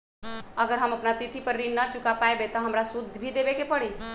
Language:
Magahi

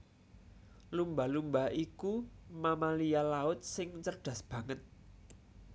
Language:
Javanese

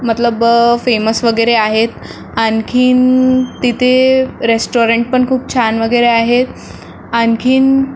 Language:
Marathi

